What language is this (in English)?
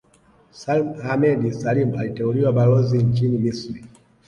Swahili